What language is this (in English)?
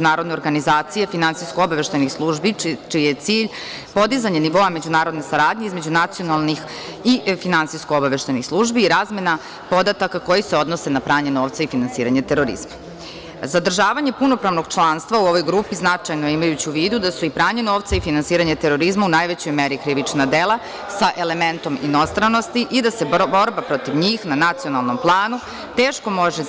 Serbian